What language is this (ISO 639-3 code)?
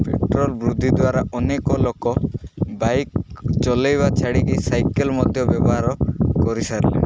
ori